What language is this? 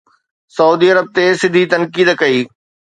Sindhi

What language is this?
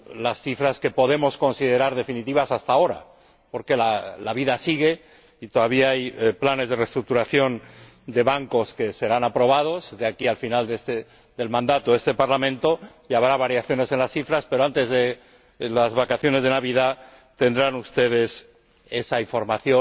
Spanish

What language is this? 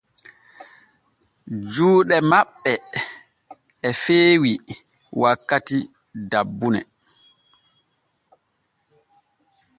Borgu Fulfulde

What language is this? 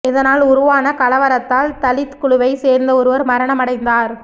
Tamil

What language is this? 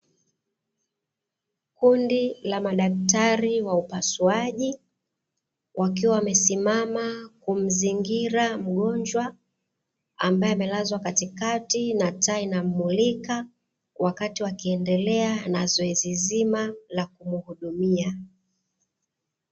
Swahili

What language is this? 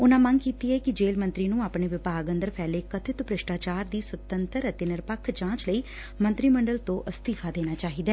Punjabi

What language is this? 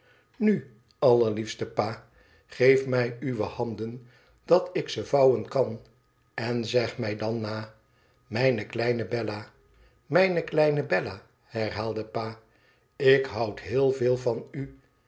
Dutch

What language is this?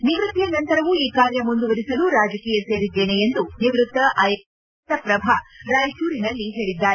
Kannada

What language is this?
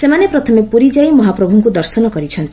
Odia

